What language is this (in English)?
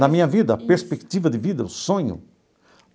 Portuguese